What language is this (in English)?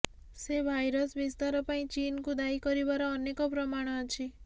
Odia